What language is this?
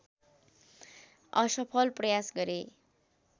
Nepali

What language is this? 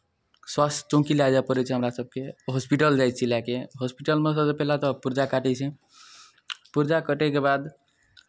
Maithili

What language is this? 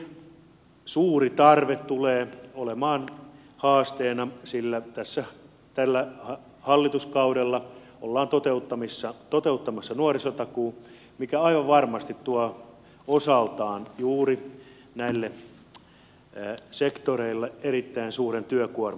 Finnish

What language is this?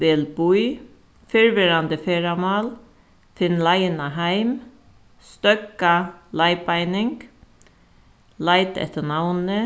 Faroese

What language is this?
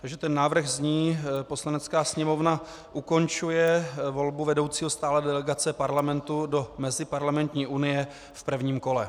Czech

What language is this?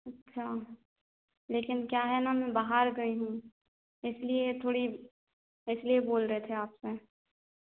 Hindi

